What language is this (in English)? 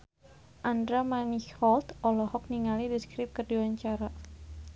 Sundanese